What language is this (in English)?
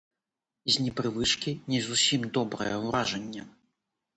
Belarusian